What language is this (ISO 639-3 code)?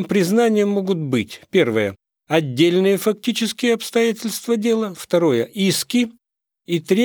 rus